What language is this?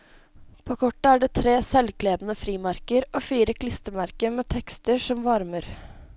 Norwegian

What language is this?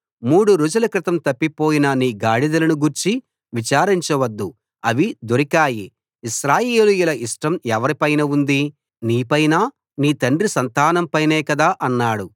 Telugu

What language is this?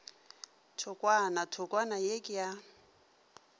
Northern Sotho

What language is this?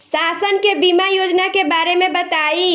Bhojpuri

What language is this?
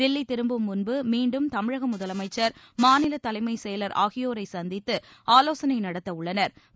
Tamil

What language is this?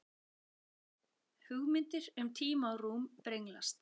Icelandic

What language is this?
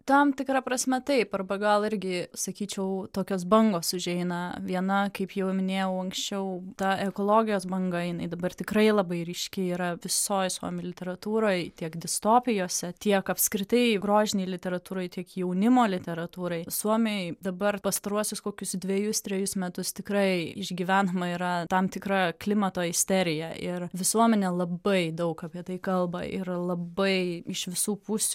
Lithuanian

